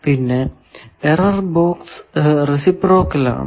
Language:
Malayalam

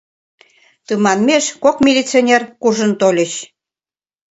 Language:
Mari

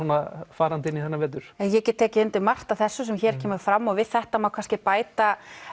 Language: Icelandic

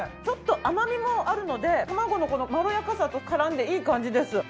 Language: Japanese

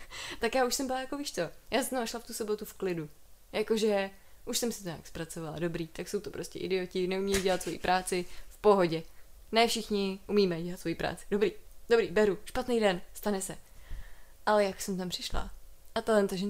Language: Czech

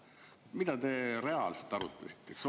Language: Estonian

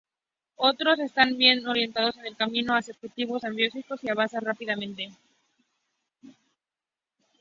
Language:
Spanish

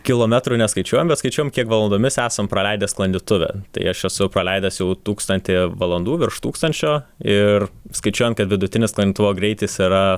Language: Lithuanian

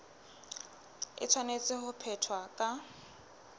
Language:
Southern Sotho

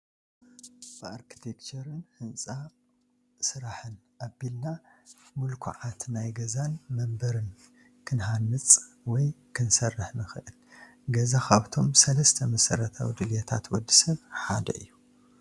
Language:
Tigrinya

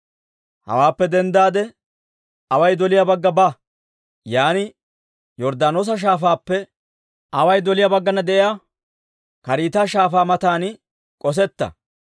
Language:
Dawro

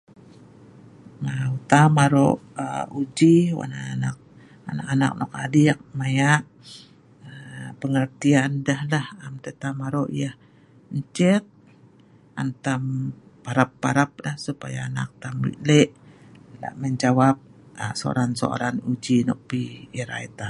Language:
Sa'ban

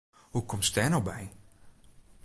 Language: Western Frisian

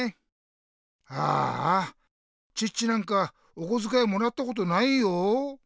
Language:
Japanese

